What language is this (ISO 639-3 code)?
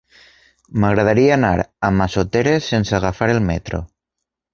cat